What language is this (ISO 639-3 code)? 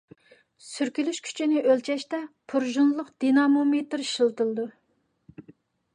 uig